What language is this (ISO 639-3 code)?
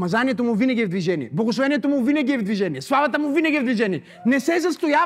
bul